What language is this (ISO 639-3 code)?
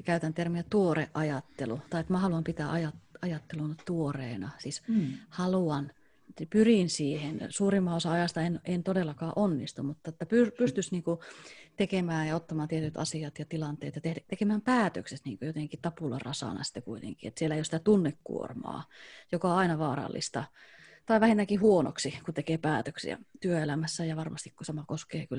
fin